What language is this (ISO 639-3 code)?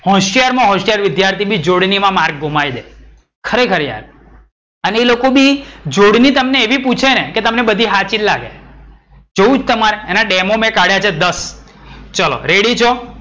guj